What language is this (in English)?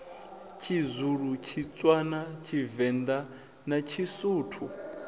Venda